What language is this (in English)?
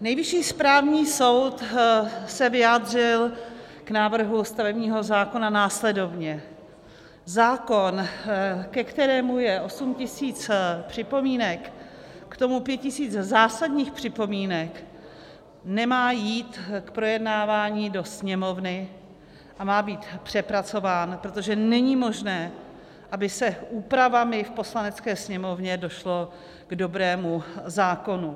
Czech